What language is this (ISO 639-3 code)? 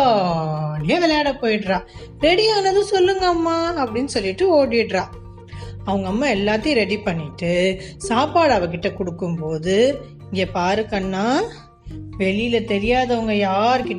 tam